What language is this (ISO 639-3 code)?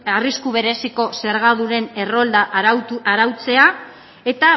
eus